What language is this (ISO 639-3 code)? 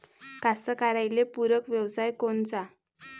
mar